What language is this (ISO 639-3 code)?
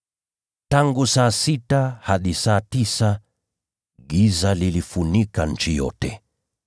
swa